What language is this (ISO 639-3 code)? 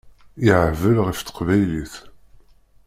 kab